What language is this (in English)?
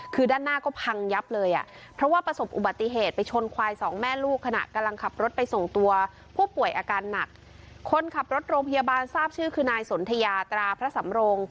Thai